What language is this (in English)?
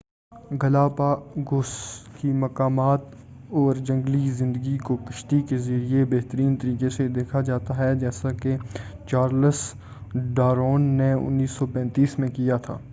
Urdu